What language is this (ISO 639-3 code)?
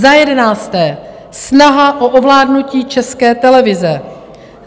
ces